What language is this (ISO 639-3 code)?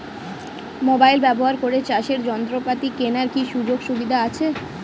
ben